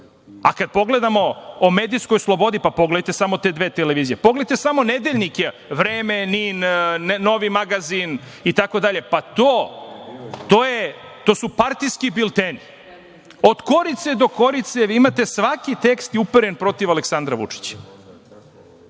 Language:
Serbian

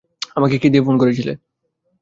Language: Bangla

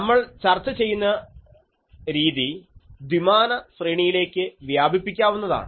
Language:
Malayalam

